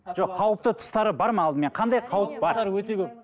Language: Kazakh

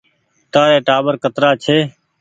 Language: Goaria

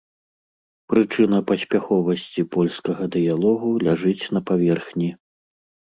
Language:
Belarusian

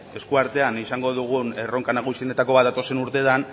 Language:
Basque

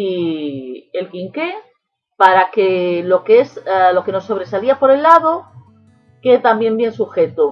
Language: Spanish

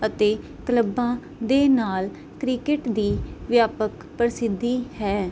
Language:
Punjabi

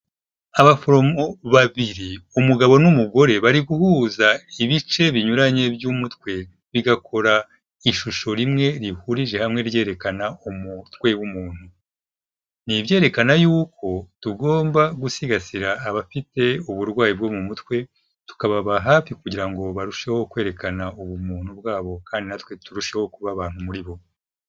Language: Kinyarwanda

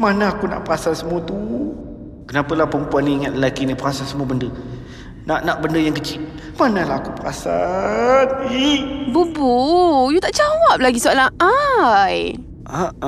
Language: Malay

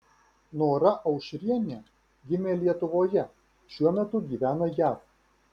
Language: Lithuanian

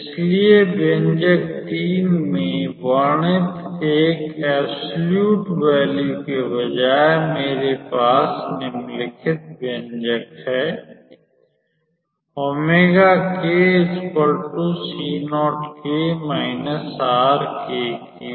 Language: Hindi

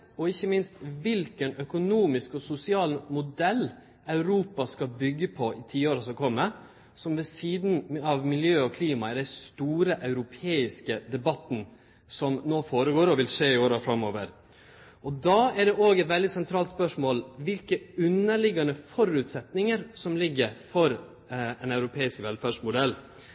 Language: Norwegian Nynorsk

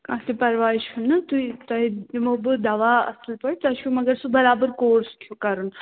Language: Kashmiri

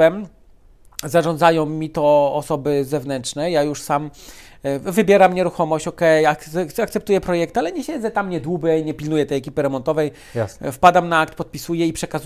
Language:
Polish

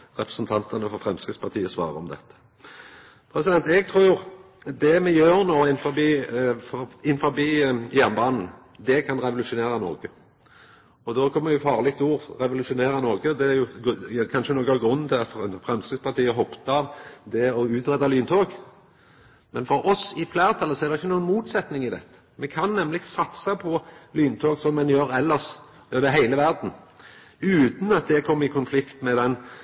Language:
Norwegian Nynorsk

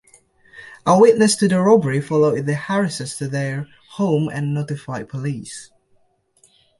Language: English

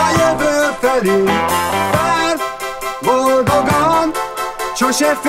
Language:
Polish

